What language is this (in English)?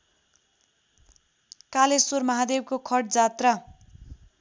Nepali